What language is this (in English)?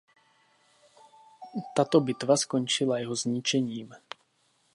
Czech